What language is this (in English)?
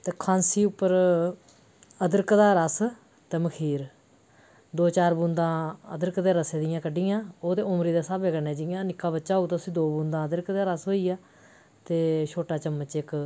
Dogri